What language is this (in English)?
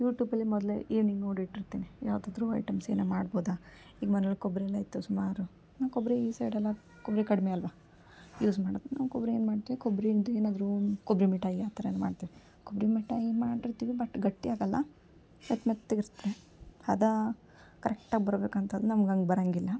Kannada